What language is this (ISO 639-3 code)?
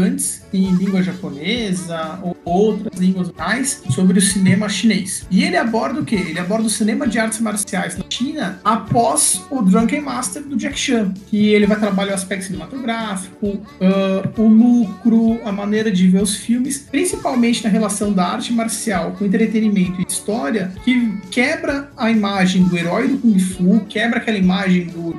por